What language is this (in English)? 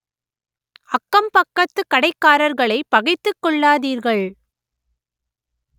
Tamil